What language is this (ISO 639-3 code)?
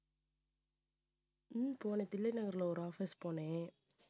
tam